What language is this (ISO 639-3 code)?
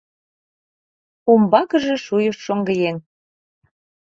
chm